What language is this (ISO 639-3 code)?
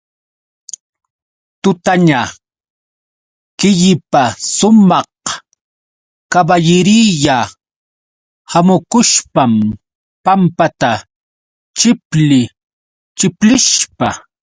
qux